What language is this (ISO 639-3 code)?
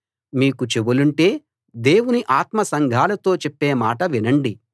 tel